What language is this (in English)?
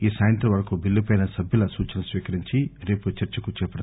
Telugu